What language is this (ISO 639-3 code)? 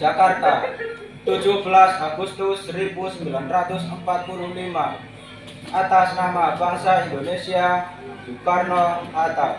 ind